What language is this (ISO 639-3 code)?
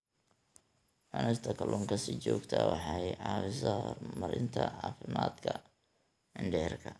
som